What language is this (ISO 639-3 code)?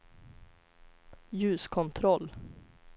swe